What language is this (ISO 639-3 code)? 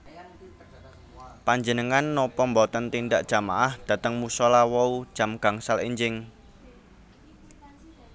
jav